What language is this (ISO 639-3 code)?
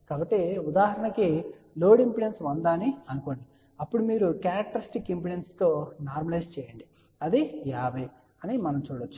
tel